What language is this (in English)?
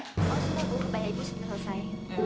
Indonesian